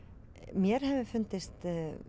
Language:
Icelandic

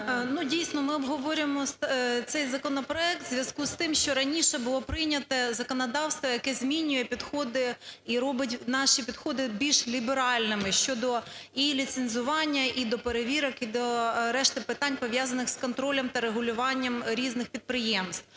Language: Ukrainian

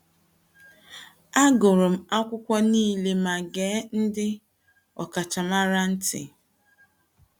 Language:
Igbo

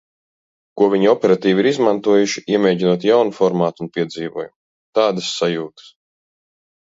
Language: Latvian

